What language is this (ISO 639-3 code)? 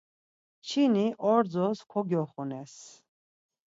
lzz